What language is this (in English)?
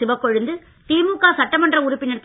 Tamil